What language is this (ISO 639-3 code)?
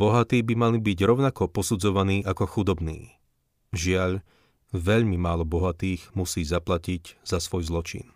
slk